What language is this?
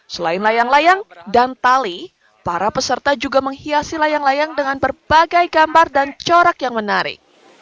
Indonesian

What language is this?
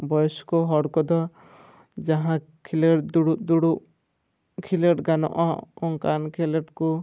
Santali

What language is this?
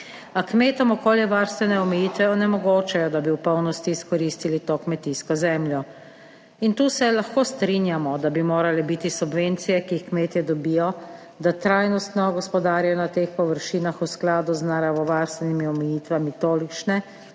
Slovenian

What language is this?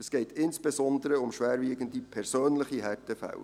Swiss German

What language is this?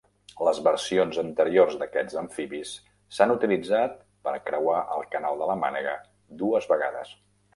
Catalan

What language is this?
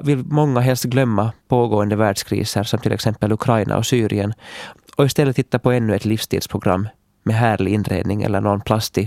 Swedish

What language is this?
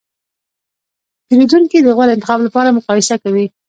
Pashto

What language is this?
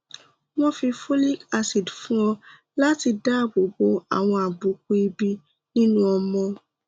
Yoruba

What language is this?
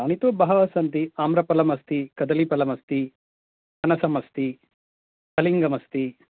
Sanskrit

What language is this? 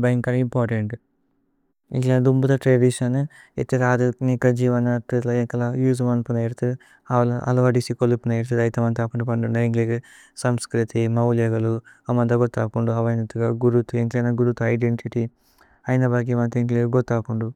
Tulu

